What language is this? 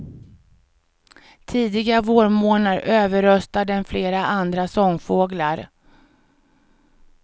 Swedish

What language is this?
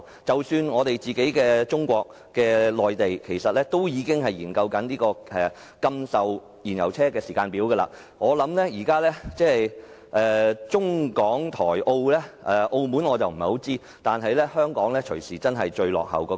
Cantonese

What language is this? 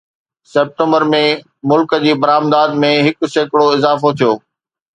Sindhi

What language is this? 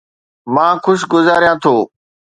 Sindhi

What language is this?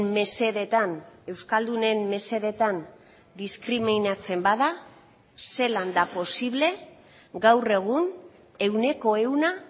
Basque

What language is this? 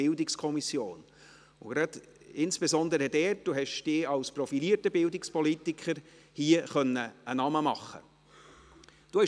Swiss German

